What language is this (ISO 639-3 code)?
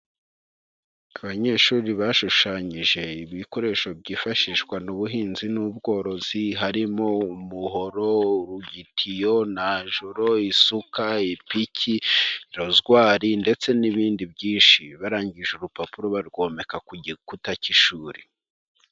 kin